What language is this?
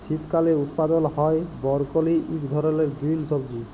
Bangla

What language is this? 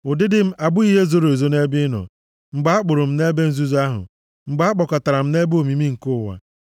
Igbo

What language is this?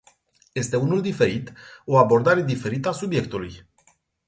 Romanian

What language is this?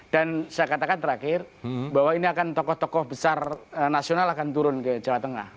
Indonesian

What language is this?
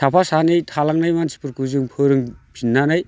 Bodo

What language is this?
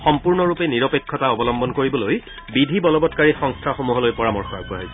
Assamese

